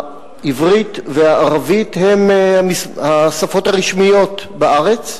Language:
Hebrew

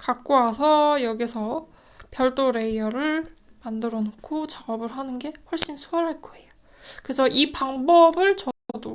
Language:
Korean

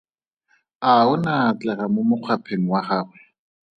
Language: Tswana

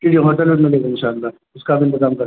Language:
Urdu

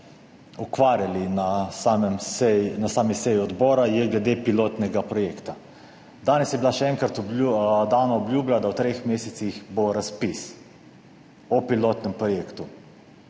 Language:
Slovenian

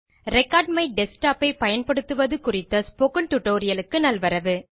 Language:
Tamil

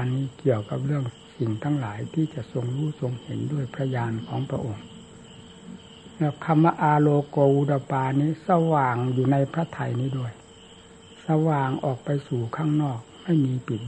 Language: Thai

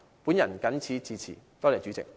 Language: Cantonese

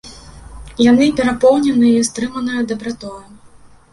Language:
Belarusian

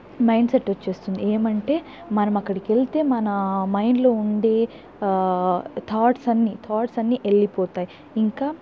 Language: Telugu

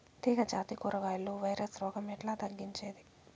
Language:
Telugu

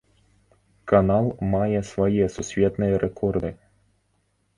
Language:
Belarusian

